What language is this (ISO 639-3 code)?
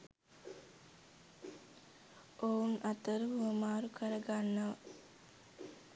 sin